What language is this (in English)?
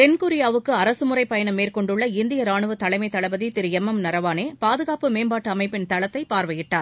Tamil